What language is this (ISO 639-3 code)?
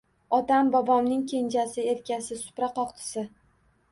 uzb